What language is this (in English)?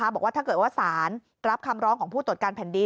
Thai